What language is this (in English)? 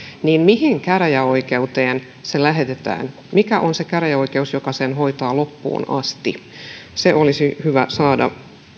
Finnish